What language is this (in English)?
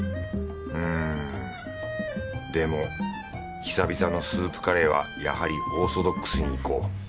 Japanese